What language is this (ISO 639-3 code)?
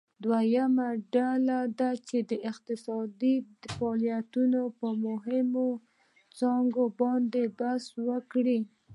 pus